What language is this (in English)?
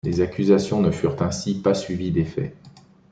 French